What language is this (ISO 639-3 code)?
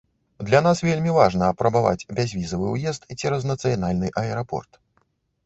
bel